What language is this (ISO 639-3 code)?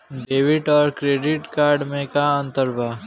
bho